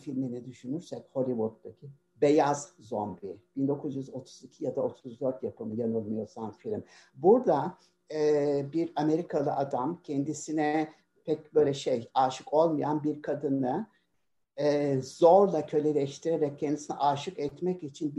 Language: Turkish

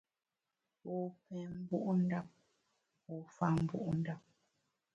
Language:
Bamun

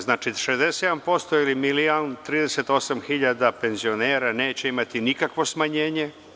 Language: Serbian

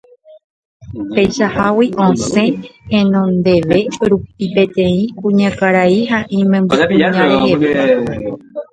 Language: Guarani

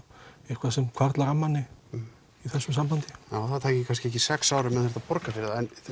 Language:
Icelandic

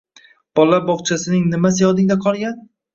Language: Uzbek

